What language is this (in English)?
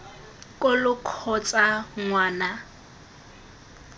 Tswana